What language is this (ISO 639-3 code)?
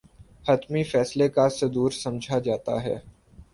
urd